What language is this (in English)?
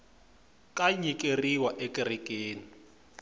Tsonga